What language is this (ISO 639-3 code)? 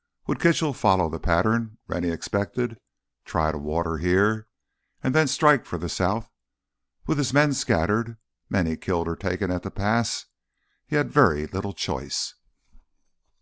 eng